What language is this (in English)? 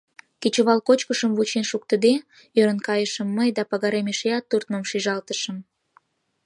Mari